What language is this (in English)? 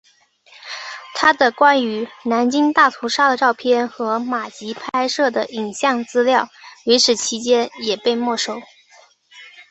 Chinese